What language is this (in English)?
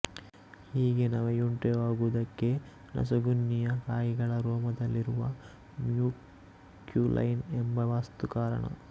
Kannada